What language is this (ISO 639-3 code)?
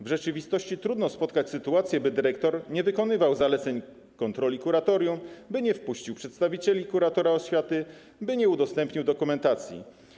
pol